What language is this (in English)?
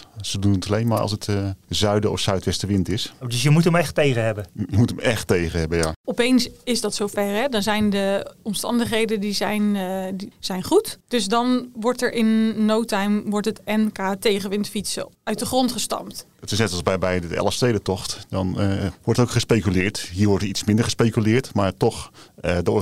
Dutch